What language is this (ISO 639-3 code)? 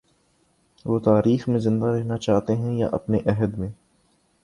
urd